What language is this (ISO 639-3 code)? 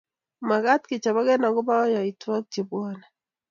kln